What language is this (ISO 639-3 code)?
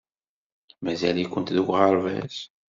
kab